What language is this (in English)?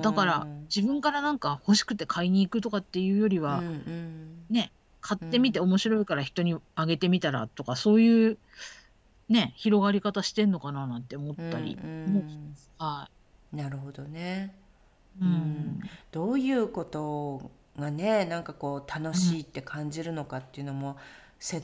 Japanese